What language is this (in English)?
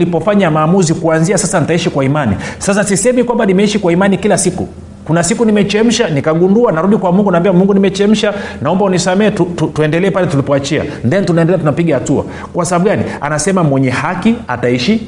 Swahili